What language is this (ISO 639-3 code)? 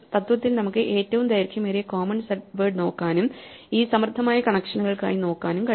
mal